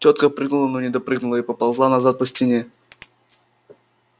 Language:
Russian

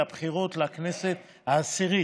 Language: Hebrew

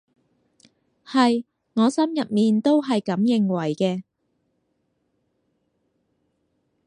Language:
Cantonese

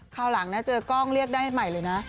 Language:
Thai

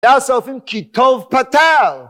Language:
Hebrew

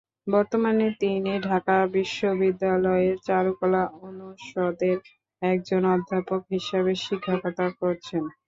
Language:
Bangla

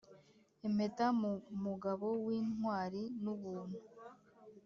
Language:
Kinyarwanda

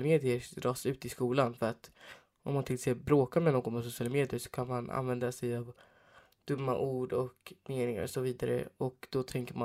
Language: Swedish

